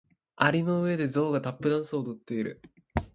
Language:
Japanese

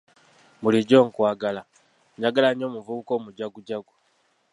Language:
Ganda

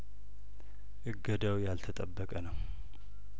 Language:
Amharic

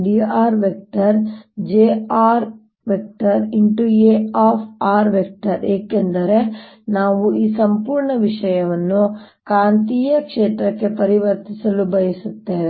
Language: Kannada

